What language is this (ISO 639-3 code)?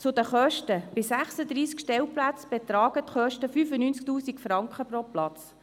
gsw